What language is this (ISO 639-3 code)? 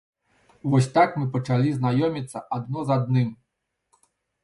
bel